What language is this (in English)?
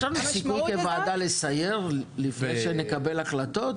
Hebrew